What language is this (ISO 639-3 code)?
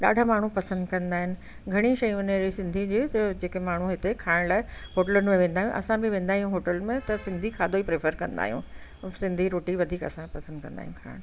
snd